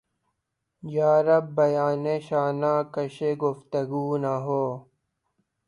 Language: Urdu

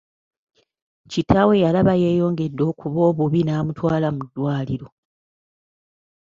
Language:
Ganda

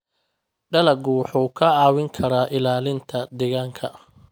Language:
Somali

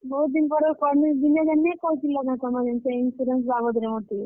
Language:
Odia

